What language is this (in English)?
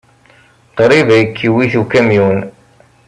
Kabyle